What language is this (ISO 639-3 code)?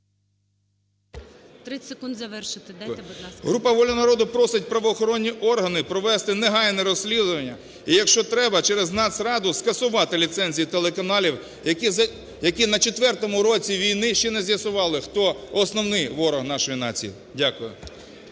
ukr